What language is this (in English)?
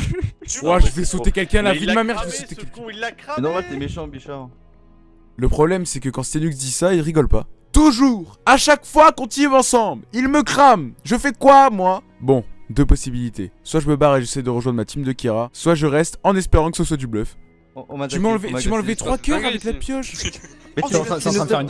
French